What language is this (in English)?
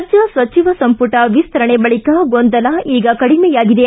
Kannada